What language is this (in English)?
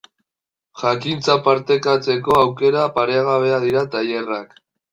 Basque